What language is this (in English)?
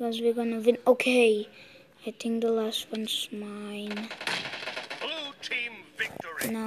English